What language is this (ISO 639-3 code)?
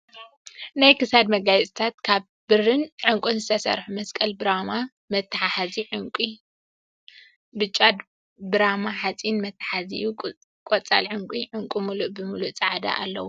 tir